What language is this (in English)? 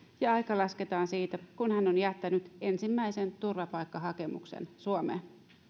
Finnish